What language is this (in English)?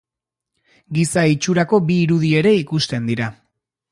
Basque